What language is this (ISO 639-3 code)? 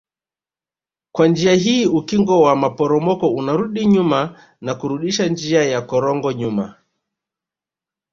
swa